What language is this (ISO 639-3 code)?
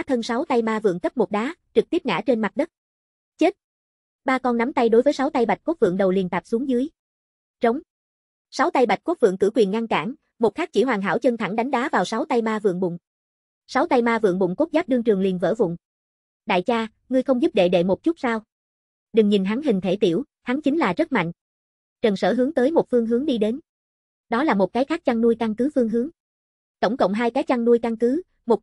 vie